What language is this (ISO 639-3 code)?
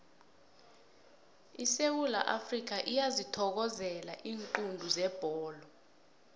nbl